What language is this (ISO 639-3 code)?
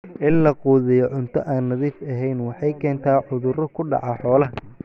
som